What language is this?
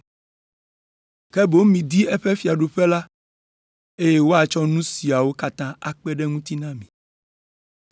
Ewe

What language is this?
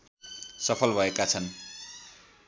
Nepali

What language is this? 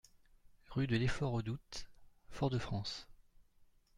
French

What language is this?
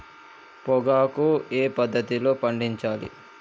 Telugu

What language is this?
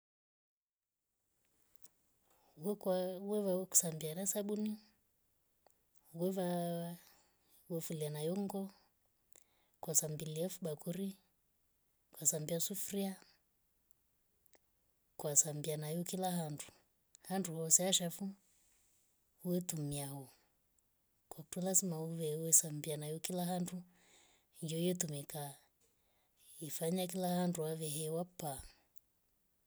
Rombo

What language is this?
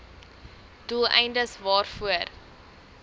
Afrikaans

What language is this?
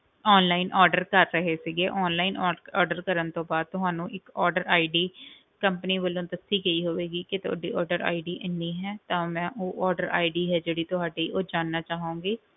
Punjabi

